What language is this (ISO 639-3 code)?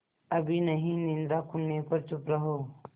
hin